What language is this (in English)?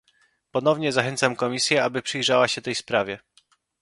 Polish